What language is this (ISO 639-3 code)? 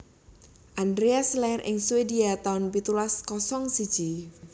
jav